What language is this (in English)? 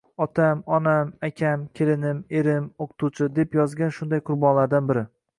Uzbek